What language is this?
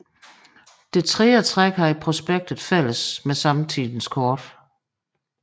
Danish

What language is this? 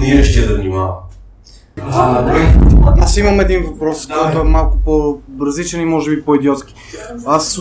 Bulgarian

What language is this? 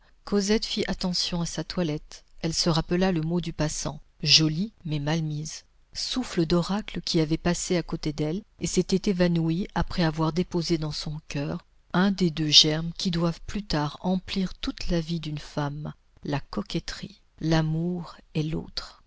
French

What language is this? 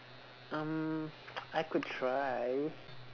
English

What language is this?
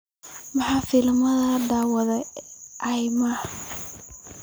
Somali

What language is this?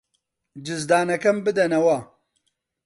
Central Kurdish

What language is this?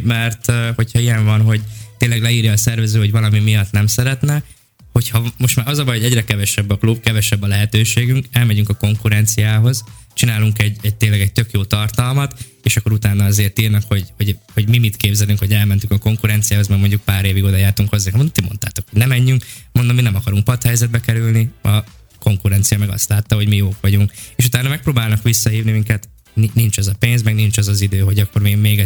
Hungarian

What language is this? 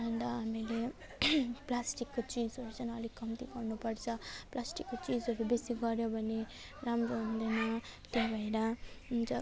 Nepali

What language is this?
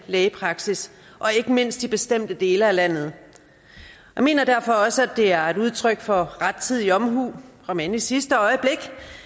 Danish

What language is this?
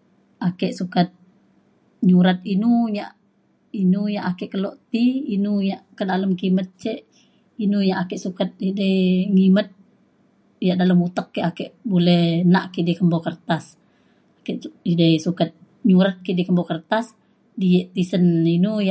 Mainstream Kenyah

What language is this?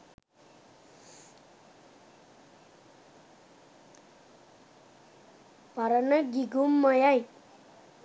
Sinhala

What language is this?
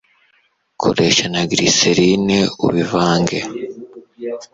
Kinyarwanda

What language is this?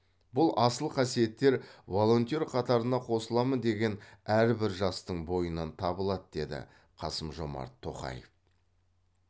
Kazakh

